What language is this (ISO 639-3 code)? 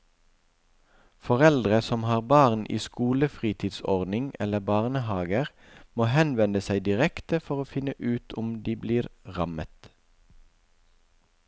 nor